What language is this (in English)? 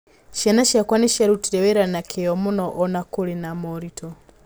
Kikuyu